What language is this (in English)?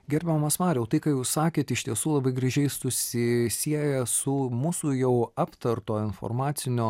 Lithuanian